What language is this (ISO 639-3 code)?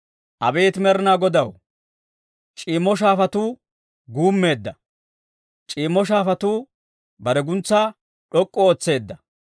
dwr